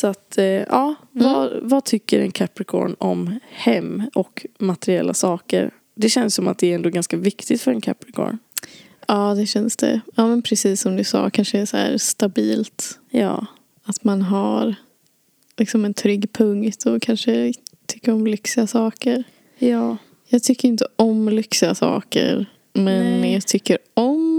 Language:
Swedish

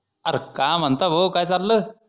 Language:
Marathi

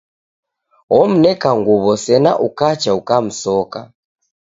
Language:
Taita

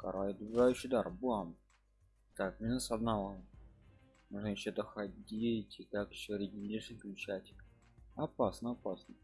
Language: Russian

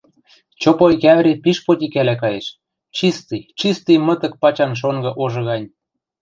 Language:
Western Mari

